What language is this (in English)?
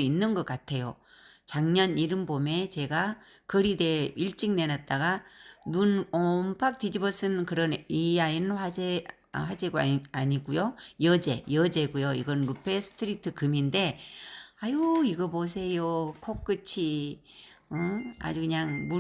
Korean